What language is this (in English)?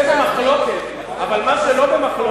Hebrew